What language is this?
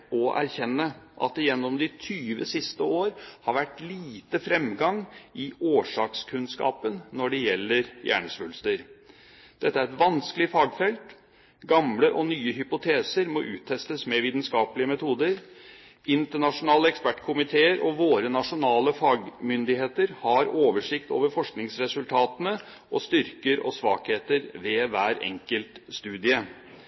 Norwegian Bokmål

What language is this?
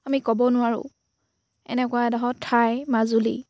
Assamese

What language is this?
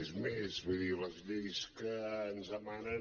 Catalan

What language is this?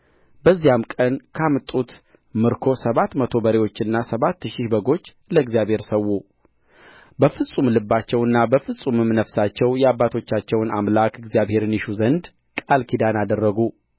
Amharic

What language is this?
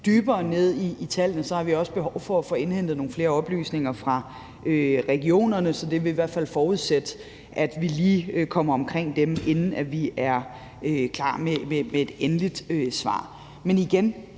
Danish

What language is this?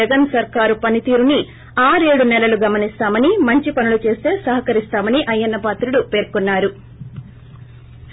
Telugu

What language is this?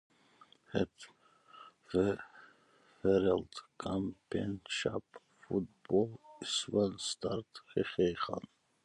Dutch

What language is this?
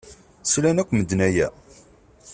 Kabyle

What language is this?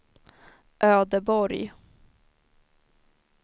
Swedish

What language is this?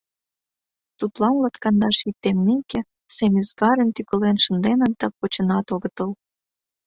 Mari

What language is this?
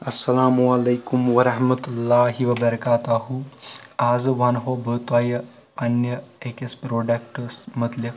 Kashmiri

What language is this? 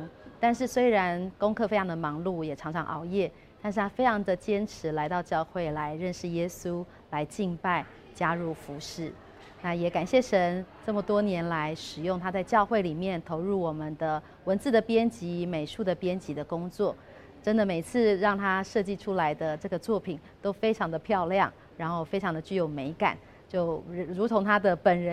Chinese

